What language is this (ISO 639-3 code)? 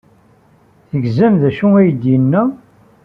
kab